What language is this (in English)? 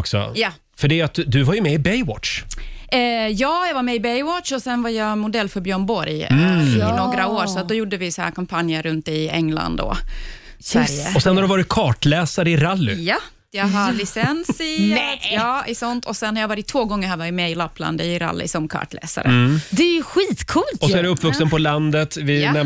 Swedish